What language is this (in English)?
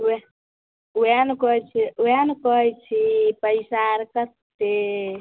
Maithili